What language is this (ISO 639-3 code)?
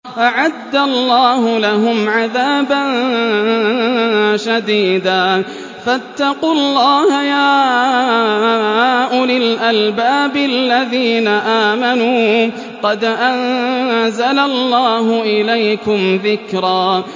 ara